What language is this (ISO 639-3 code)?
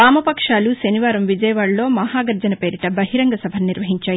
tel